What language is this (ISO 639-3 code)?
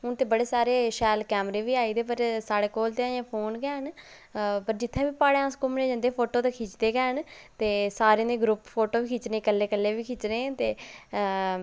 doi